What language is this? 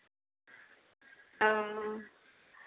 Santali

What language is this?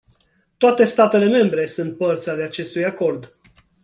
Romanian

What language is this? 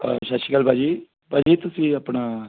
Punjabi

